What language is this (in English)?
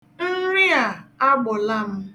Igbo